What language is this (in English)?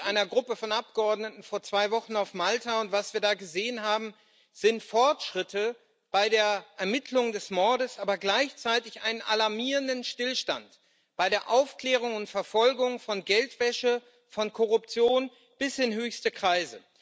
German